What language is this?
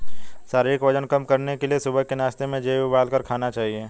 Hindi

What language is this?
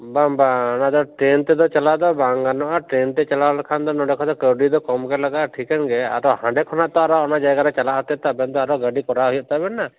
Santali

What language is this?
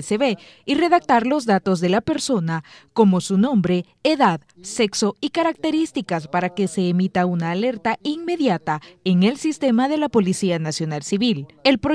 Spanish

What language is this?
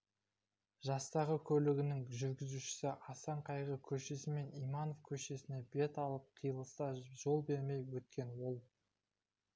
Kazakh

